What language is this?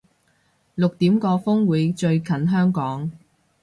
Cantonese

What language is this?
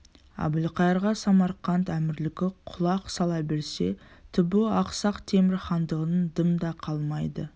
Kazakh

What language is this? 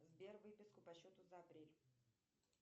Russian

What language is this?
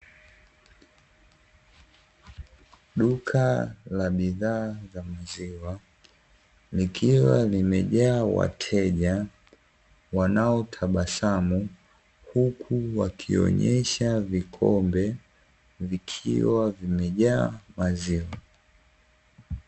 Swahili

